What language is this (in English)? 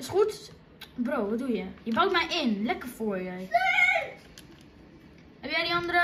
Dutch